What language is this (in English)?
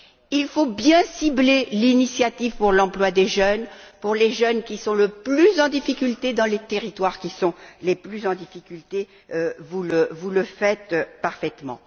French